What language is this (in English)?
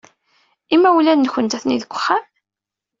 Kabyle